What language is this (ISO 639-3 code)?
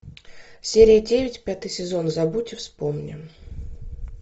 rus